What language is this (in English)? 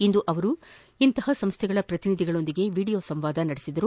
Kannada